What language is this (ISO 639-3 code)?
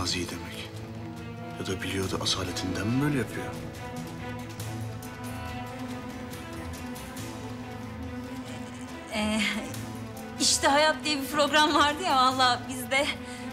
tur